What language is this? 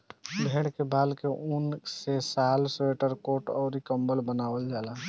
Bhojpuri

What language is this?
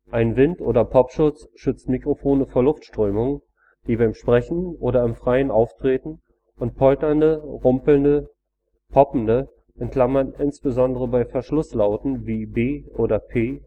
German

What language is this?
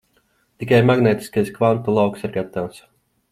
Latvian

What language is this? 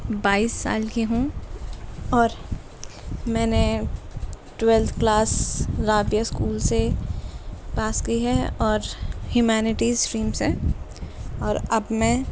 Urdu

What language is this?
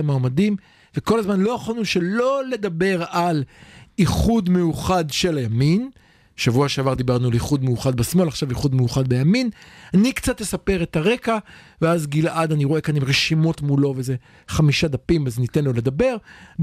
Hebrew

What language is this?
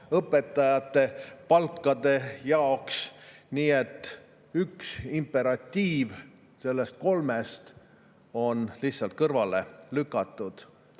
Estonian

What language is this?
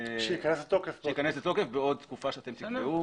Hebrew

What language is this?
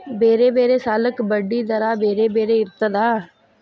Kannada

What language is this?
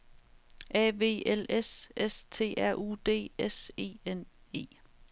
Danish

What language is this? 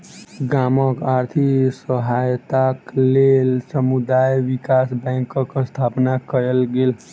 Maithili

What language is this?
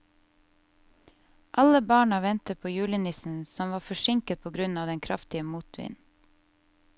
Norwegian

